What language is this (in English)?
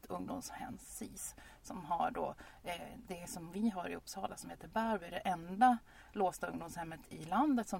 Swedish